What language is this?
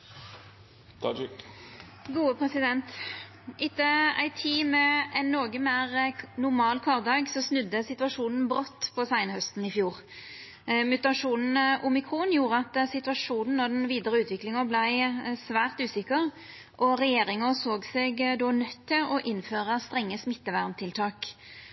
Norwegian Nynorsk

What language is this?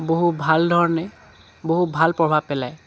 Assamese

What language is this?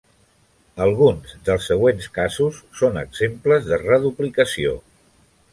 Catalan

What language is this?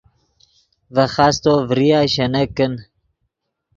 Yidgha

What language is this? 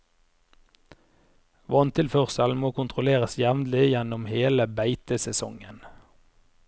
Norwegian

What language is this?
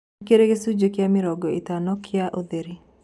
Kikuyu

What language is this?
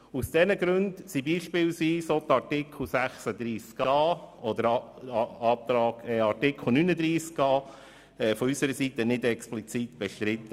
Swiss German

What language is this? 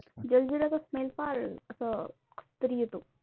Marathi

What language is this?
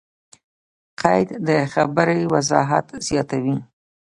Pashto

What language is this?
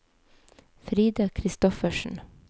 Norwegian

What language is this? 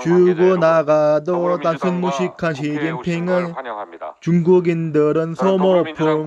Korean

